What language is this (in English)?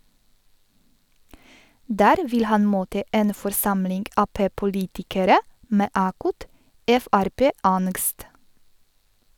Norwegian